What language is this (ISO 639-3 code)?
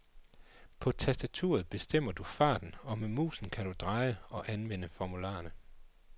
dan